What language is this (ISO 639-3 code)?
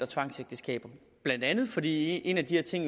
dan